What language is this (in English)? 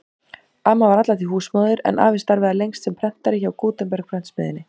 Icelandic